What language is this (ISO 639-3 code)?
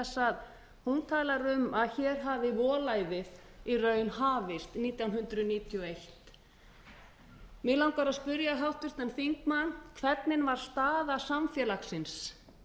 isl